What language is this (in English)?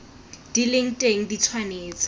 Tswana